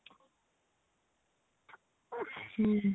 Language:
Odia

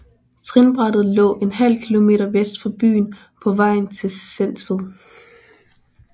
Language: Danish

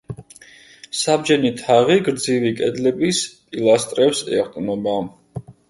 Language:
Georgian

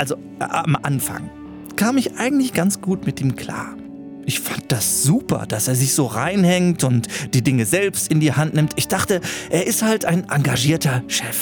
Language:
German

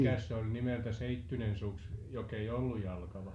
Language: Finnish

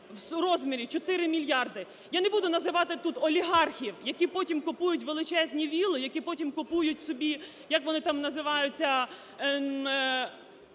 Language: Ukrainian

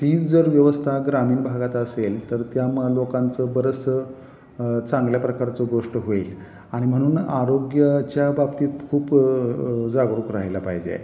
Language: Marathi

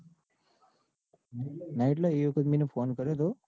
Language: Gujarati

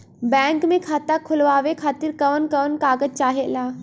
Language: Bhojpuri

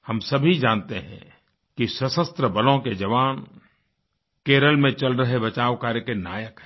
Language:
Hindi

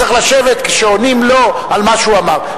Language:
Hebrew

